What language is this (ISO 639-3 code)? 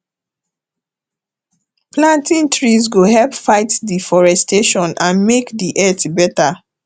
pcm